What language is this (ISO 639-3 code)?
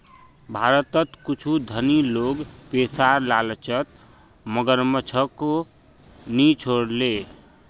mag